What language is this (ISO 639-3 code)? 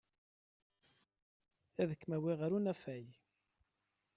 kab